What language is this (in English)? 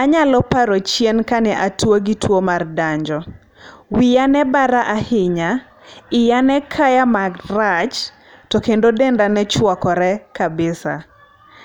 Luo (Kenya and Tanzania)